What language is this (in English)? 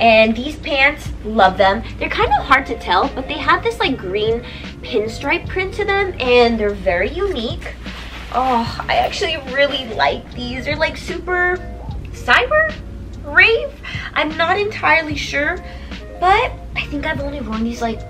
English